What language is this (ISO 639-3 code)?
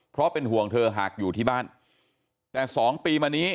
tha